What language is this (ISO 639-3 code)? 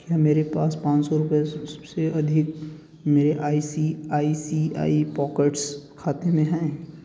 hin